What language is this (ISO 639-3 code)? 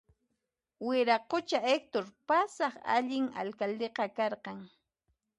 qxp